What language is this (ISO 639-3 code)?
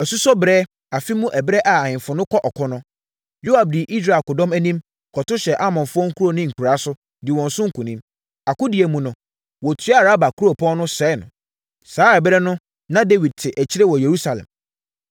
aka